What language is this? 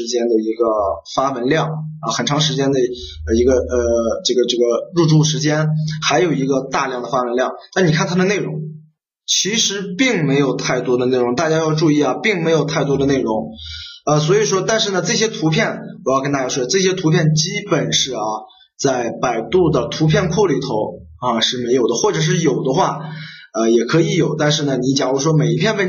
Chinese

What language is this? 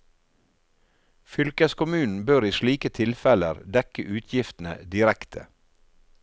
Norwegian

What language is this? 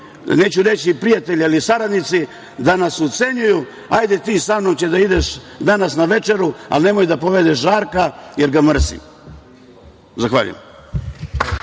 Serbian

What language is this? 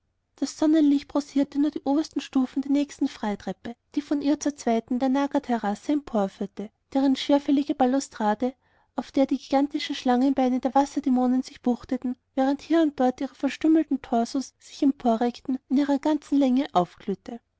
German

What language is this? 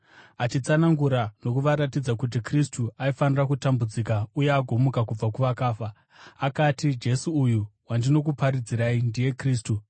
Shona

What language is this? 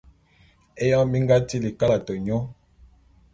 Bulu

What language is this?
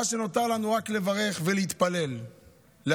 Hebrew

